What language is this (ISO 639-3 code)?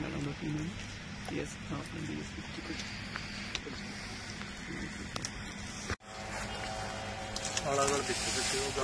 pan